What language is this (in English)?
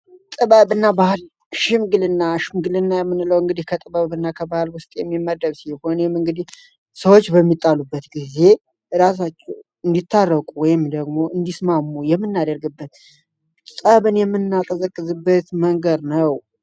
Amharic